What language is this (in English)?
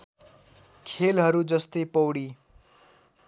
Nepali